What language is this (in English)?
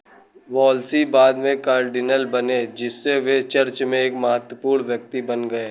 Hindi